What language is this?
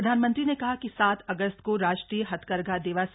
Hindi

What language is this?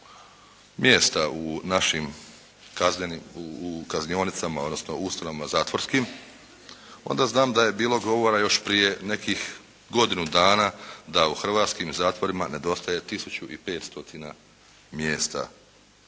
Croatian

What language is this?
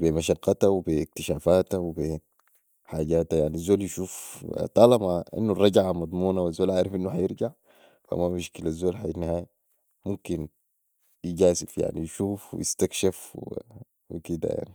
Sudanese Arabic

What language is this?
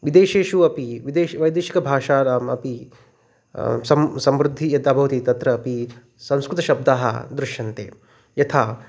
Sanskrit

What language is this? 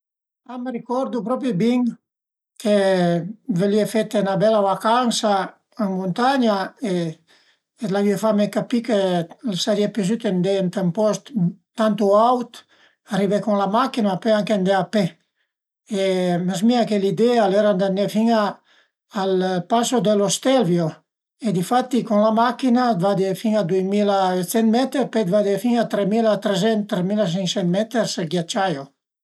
Piedmontese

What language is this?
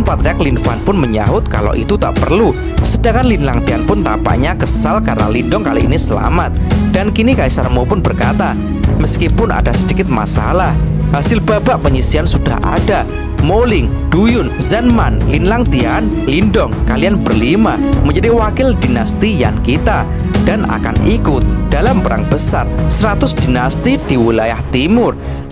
Indonesian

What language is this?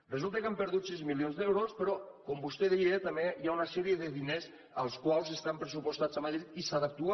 Catalan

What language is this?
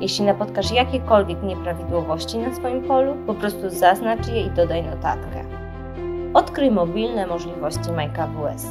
Polish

